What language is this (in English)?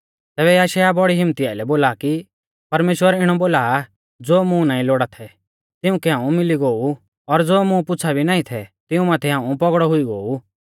Mahasu Pahari